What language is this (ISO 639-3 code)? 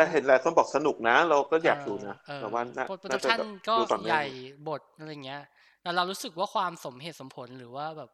tha